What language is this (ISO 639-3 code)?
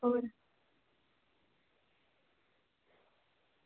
doi